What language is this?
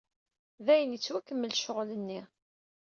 Kabyle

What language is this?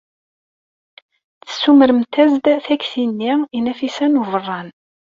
Kabyle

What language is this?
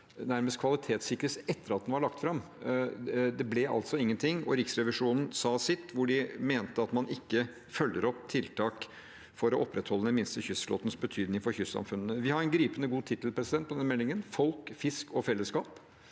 Norwegian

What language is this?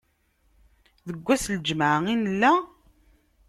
Kabyle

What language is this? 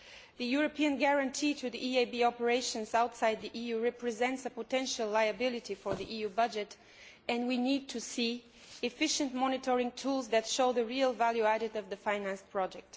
English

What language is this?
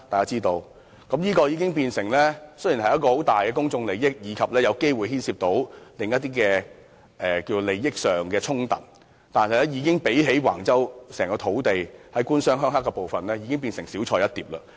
Cantonese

